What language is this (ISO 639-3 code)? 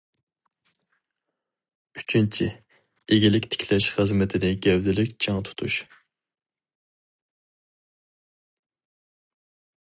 uig